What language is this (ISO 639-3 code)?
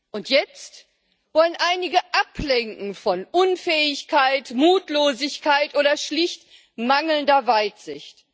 deu